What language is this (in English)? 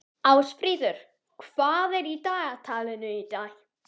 Icelandic